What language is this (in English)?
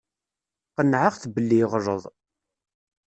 Kabyle